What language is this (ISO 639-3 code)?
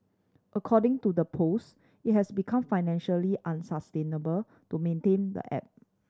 eng